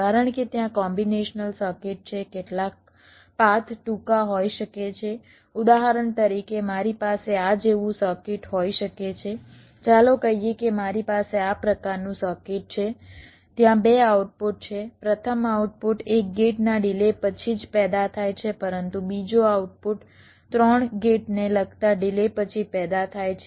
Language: Gujarati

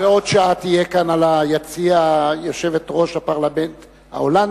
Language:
Hebrew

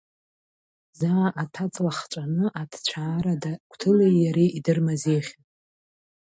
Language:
Abkhazian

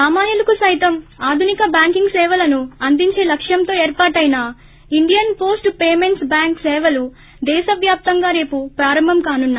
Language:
Telugu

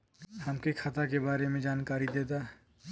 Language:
Bhojpuri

